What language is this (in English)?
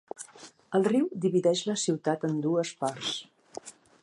Catalan